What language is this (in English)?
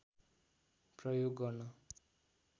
Nepali